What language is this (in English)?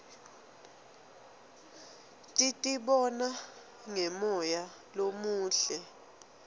Swati